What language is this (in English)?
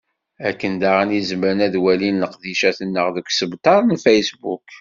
Kabyle